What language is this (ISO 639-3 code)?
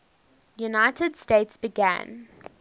eng